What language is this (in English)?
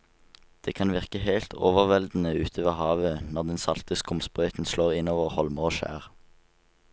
Norwegian